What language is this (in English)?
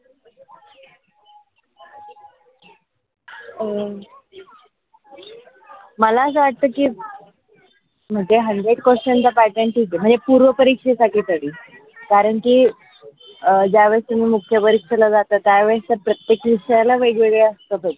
Marathi